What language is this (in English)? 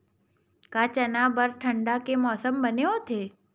Chhattisgarhi